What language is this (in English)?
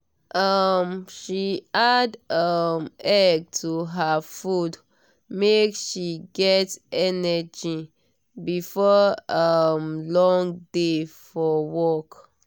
Nigerian Pidgin